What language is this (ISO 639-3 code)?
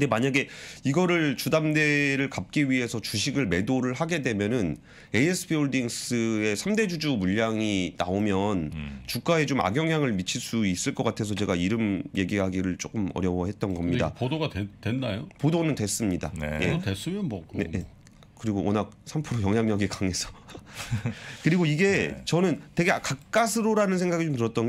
kor